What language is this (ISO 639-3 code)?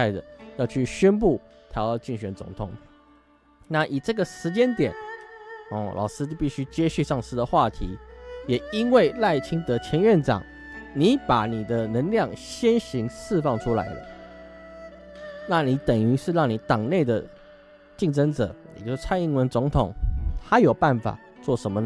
zho